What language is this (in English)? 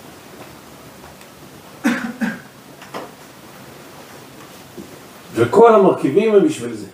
Hebrew